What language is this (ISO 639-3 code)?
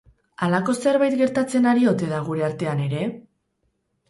eus